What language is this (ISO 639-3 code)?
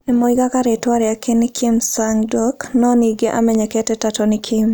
kik